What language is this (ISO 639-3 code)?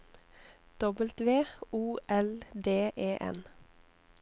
nor